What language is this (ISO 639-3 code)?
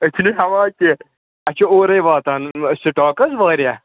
kas